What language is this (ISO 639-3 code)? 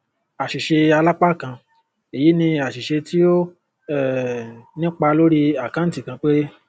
yor